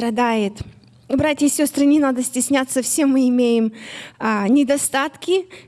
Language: Russian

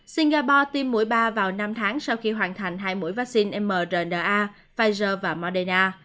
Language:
Vietnamese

